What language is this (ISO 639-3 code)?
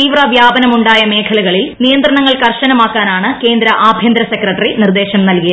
mal